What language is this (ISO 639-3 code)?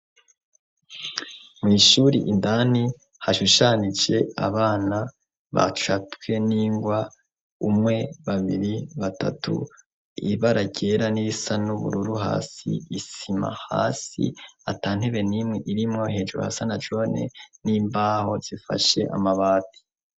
run